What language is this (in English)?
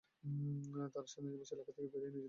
Bangla